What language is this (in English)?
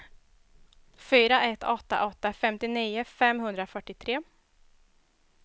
Swedish